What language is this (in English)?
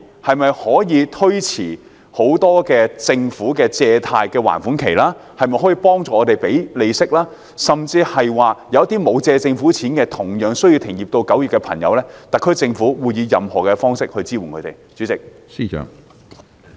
Cantonese